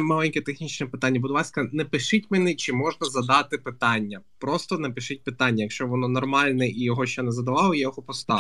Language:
Ukrainian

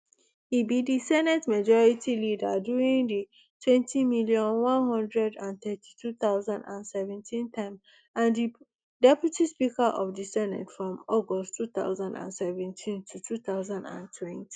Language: Nigerian Pidgin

